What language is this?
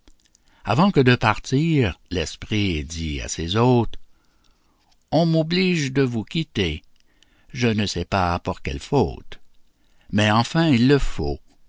French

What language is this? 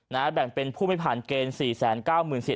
Thai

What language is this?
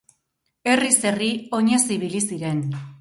Basque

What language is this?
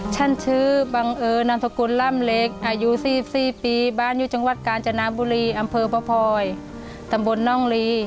Thai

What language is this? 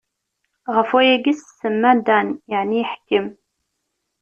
Kabyle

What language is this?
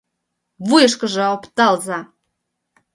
Mari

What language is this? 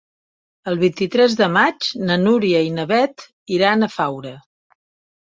Catalan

